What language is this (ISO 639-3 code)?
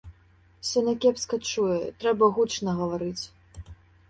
bel